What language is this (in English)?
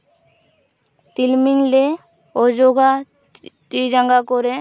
Santali